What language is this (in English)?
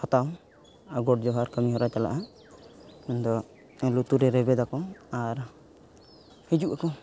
Santali